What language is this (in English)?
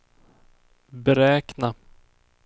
Swedish